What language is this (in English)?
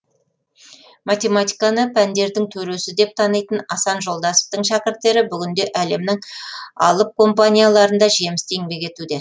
Kazakh